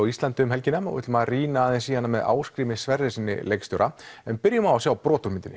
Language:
Icelandic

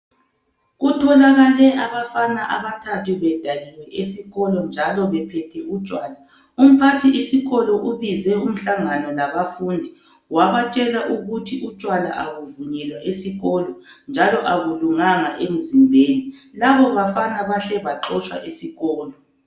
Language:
North Ndebele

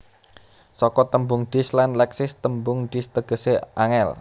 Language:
Javanese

